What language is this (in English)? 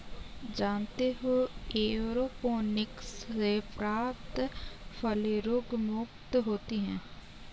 Hindi